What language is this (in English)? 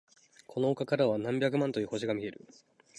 Japanese